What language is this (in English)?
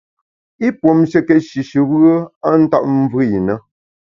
Bamun